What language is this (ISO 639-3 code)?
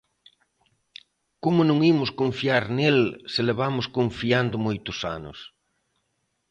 glg